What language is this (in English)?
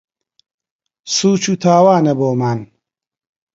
Central Kurdish